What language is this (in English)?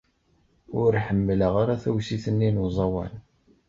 Kabyle